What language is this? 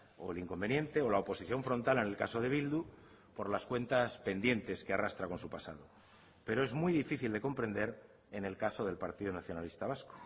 Spanish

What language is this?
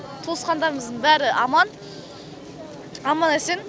Kazakh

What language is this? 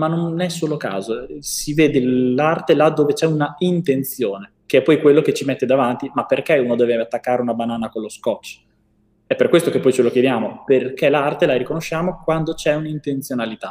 Italian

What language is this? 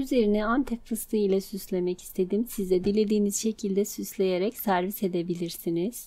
Turkish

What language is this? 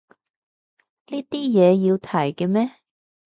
Cantonese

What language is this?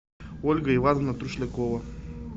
Russian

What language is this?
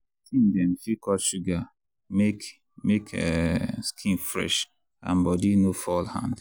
Nigerian Pidgin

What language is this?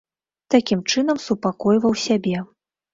Belarusian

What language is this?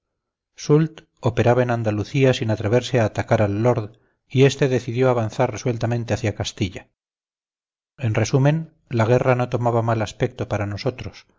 Spanish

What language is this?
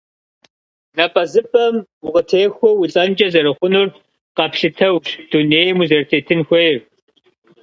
Kabardian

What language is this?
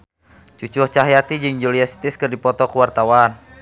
Sundanese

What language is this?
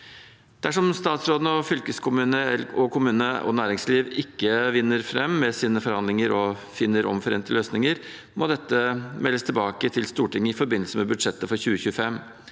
Norwegian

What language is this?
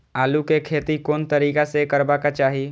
Maithili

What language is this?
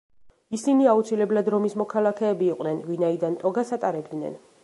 Georgian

